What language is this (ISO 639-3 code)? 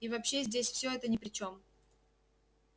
rus